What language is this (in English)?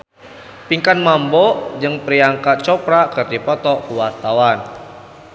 Sundanese